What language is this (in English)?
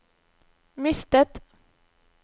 Norwegian